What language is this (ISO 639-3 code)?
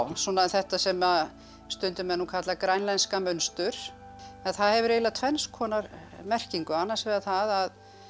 isl